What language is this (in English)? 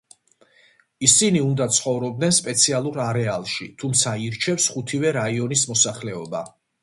Georgian